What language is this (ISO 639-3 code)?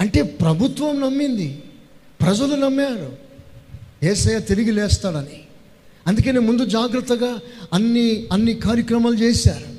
tel